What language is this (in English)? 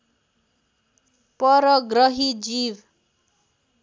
Nepali